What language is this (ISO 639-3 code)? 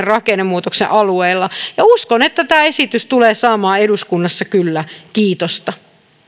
fin